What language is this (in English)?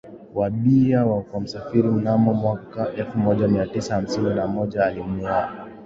Swahili